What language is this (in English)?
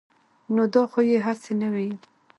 Pashto